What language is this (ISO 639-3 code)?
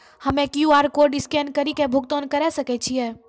mai